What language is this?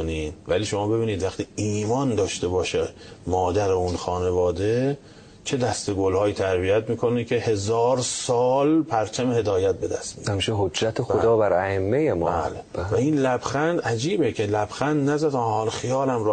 Persian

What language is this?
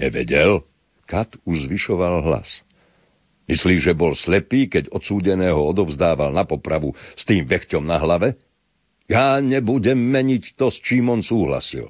Slovak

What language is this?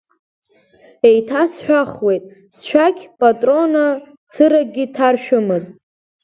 Abkhazian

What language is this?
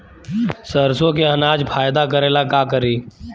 Bhojpuri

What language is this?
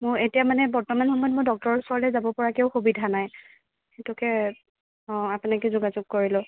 Assamese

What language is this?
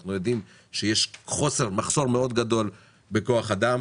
Hebrew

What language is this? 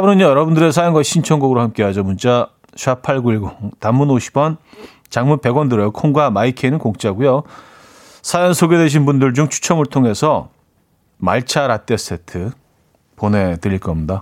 Korean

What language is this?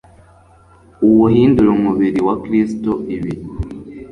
Kinyarwanda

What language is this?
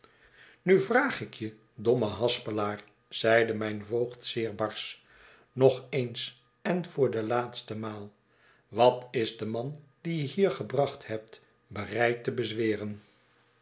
Dutch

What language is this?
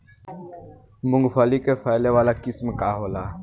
Bhojpuri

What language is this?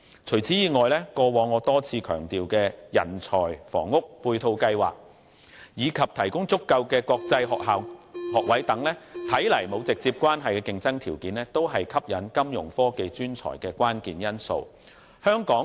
Cantonese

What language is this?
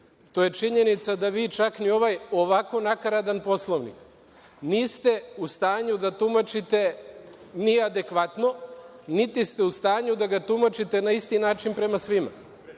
Serbian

